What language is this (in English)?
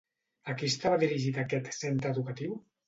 Catalan